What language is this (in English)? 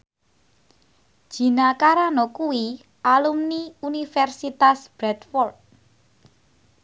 Javanese